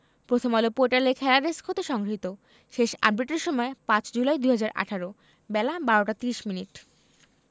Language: Bangla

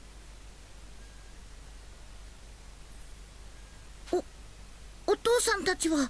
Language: Japanese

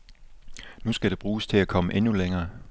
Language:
Danish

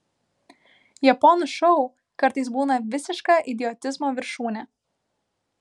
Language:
Lithuanian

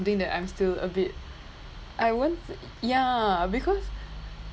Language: English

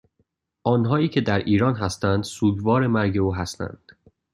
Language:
Persian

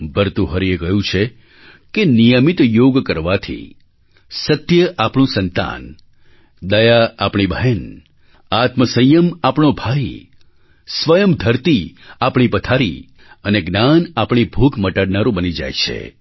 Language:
Gujarati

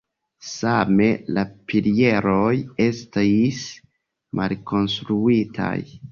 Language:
Esperanto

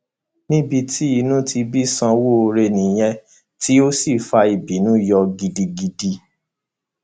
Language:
Yoruba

